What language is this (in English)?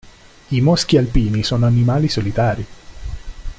Italian